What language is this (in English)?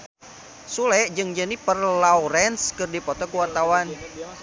Sundanese